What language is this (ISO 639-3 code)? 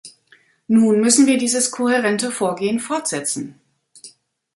deu